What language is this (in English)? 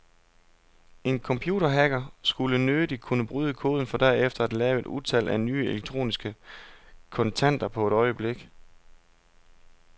Danish